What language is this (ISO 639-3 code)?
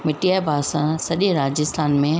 snd